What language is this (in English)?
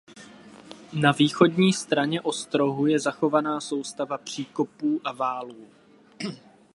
Czech